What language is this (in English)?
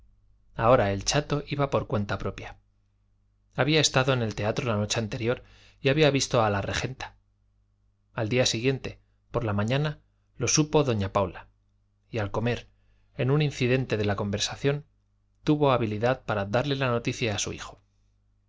Spanish